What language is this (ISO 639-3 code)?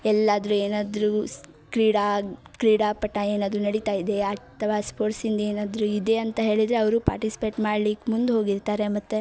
kan